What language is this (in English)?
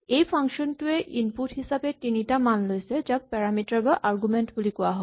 Assamese